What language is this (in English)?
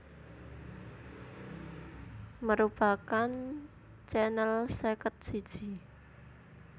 Javanese